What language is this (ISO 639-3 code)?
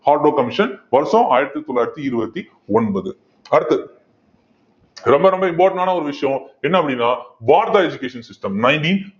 tam